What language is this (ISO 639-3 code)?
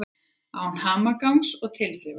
isl